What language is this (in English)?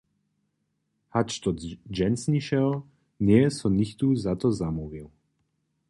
Upper Sorbian